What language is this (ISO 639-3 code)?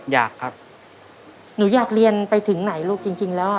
tha